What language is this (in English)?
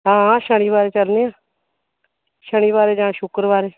Dogri